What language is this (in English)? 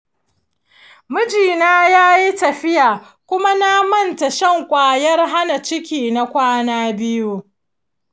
Hausa